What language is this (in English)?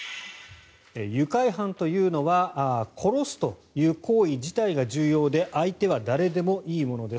Japanese